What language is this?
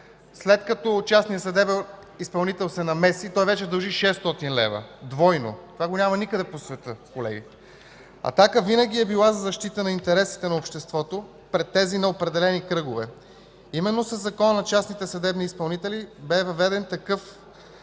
Bulgarian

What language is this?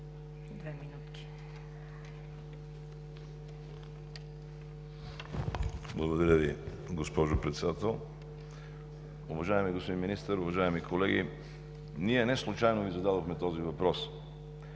Bulgarian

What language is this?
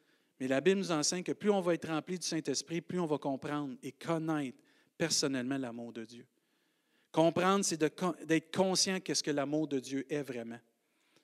French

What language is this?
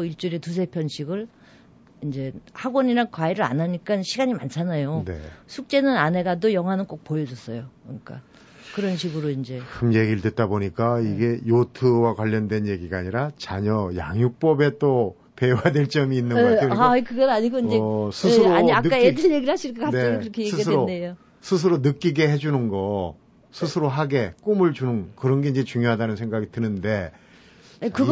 Korean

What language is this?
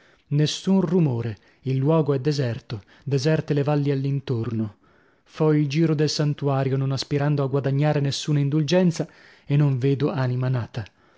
Italian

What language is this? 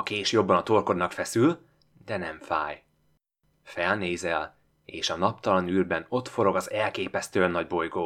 Hungarian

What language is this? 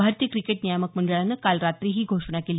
Marathi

